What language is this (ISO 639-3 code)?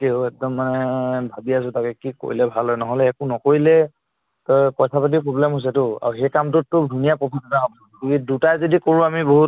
asm